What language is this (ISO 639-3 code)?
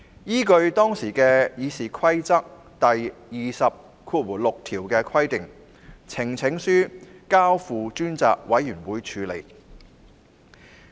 yue